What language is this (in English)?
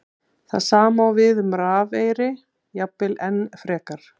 Icelandic